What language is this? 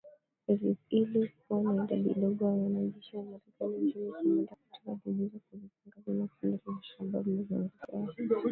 Swahili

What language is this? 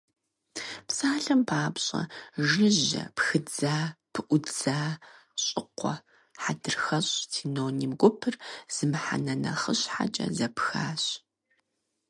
Kabardian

